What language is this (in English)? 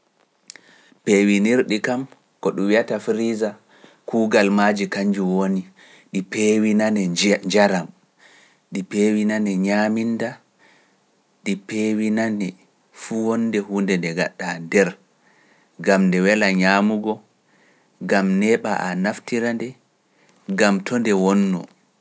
Pular